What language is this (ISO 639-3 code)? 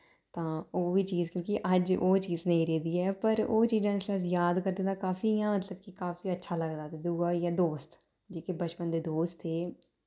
doi